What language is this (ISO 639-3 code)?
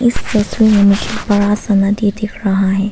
hin